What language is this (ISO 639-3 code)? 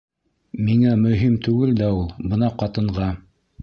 bak